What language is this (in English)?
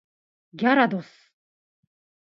Japanese